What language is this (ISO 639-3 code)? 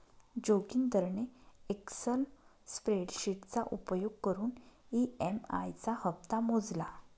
mar